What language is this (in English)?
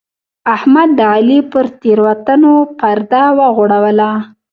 Pashto